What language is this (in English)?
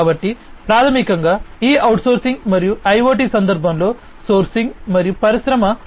Telugu